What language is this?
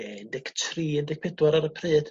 Welsh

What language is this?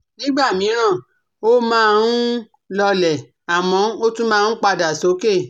Yoruba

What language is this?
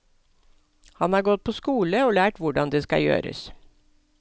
Norwegian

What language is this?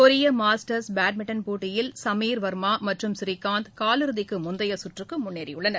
Tamil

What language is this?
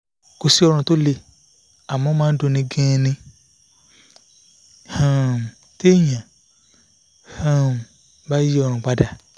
Yoruba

